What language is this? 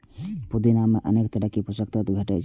Maithili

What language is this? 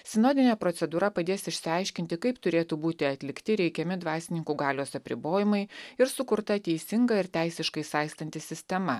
Lithuanian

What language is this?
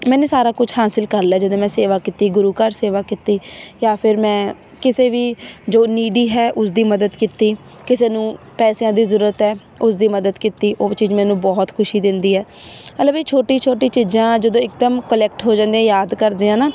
Punjabi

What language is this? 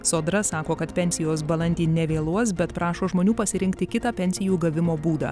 Lithuanian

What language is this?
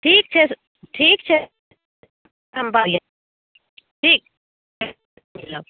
Maithili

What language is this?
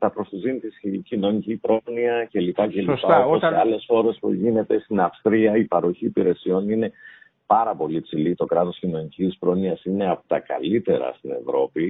Greek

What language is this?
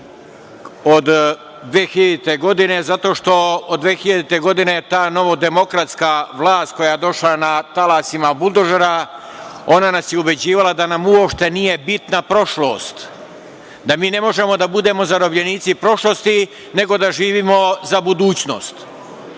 Serbian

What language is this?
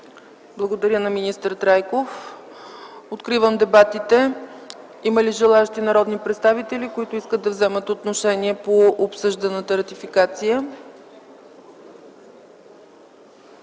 Bulgarian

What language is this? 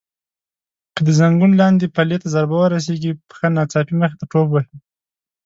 Pashto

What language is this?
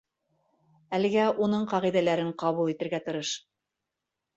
Bashkir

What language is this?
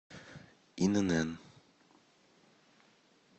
Russian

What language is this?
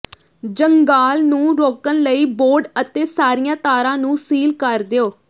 Punjabi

